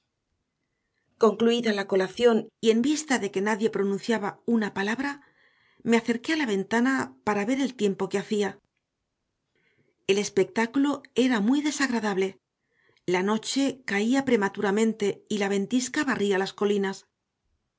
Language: Spanish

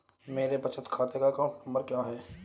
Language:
Hindi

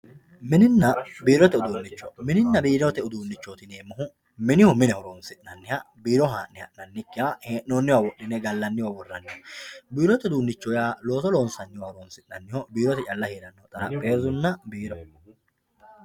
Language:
Sidamo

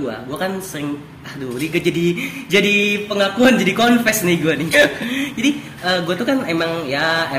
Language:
Indonesian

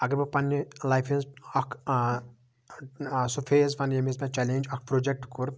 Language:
Kashmiri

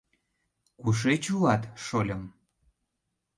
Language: Mari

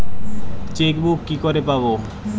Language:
Bangla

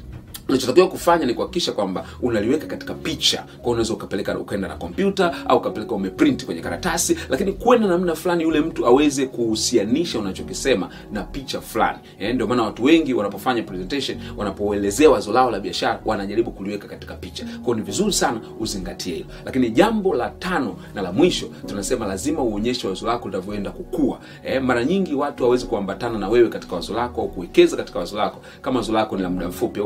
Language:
Swahili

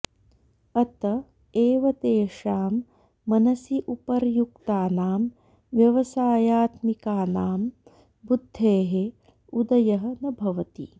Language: Sanskrit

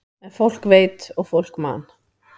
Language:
Icelandic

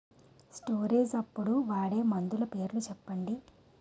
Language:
Telugu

